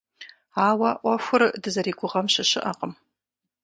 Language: Kabardian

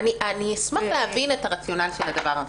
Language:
Hebrew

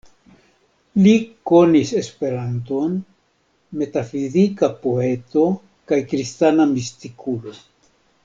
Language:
Esperanto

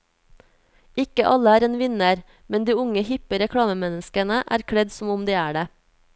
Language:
Norwegian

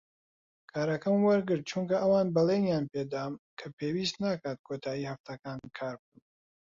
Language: Central Kurdish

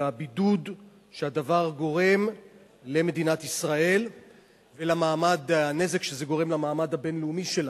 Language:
Hebrew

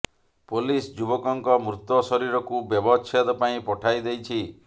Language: Odia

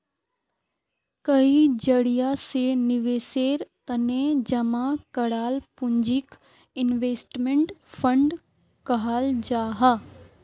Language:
Magahi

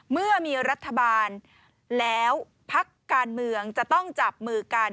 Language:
Thai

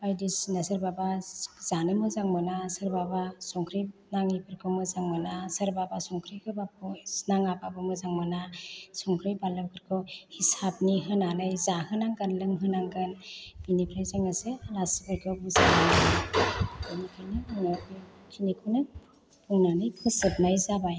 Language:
Bodo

